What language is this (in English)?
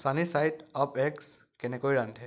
Assamese